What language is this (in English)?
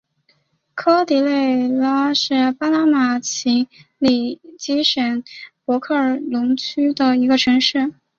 Chinese